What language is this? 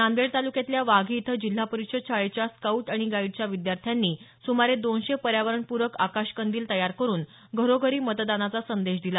Marathi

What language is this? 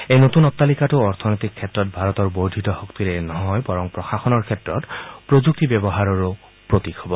Assamese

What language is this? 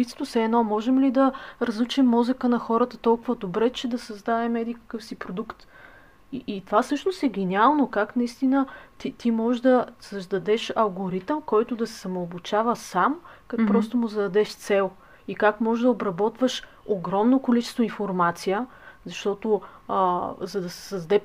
Bulgarian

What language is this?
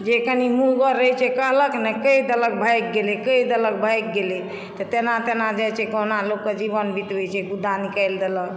Maithili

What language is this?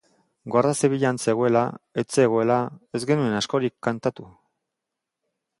Basque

